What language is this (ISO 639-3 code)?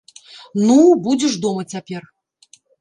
bel